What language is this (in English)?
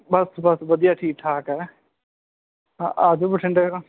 Punjabi